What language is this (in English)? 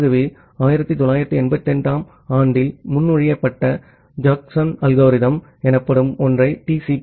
Tamil